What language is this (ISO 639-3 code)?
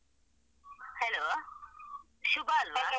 kan